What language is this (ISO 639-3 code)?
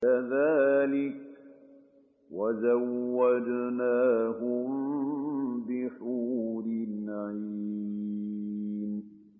ara